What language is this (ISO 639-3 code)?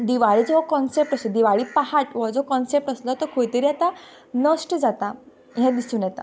kok